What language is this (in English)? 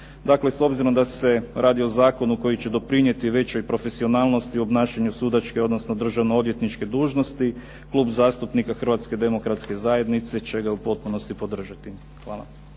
Croatian